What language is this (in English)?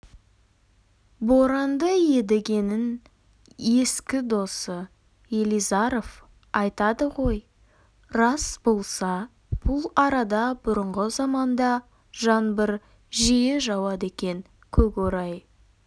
Kazakh